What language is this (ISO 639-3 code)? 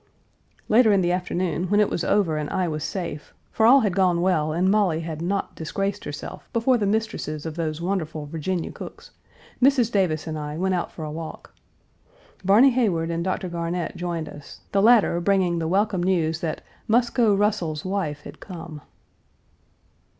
eng